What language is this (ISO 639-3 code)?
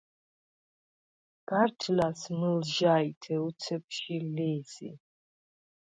sva